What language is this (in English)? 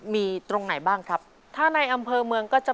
Thai